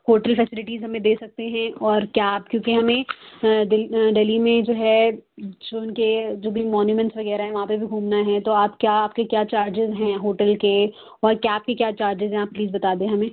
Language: Urdu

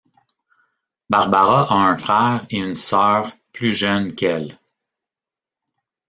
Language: French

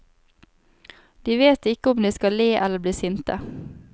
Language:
Norwegian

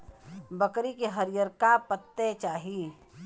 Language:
Bhojpuri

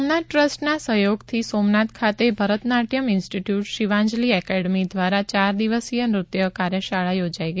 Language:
Gujarati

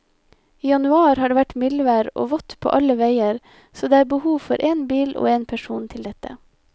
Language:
Norwegian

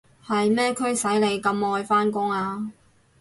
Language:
Cantonese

